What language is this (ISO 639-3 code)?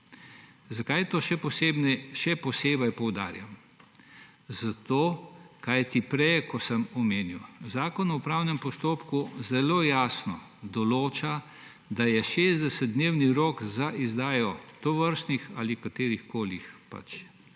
slv